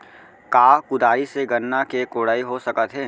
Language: Chhattisgarhi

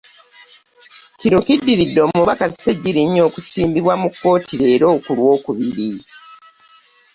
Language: Ganda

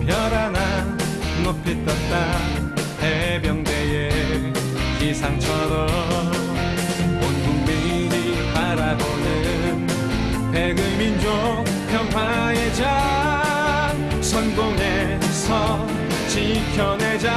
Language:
Korean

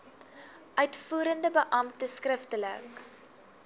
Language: Afrikaans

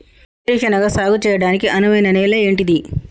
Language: Telugu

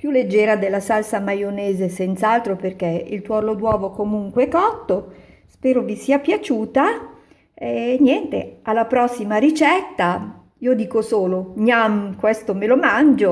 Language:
Italian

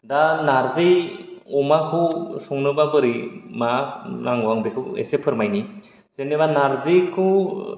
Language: Bodo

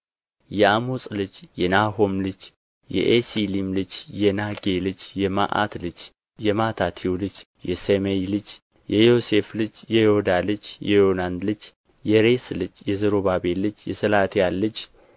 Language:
Amharic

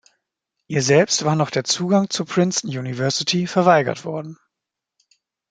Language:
German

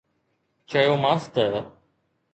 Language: Sindhi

